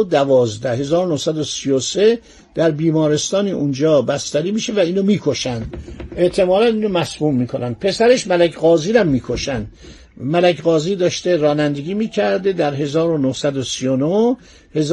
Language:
Persian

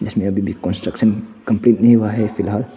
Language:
Hindi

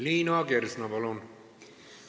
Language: Estonian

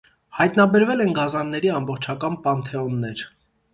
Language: Armenian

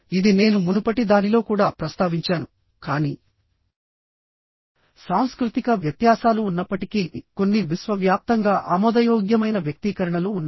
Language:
Telugu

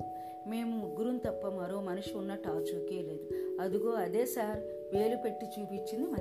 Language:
Telugu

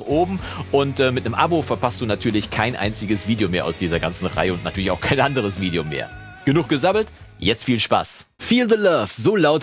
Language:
German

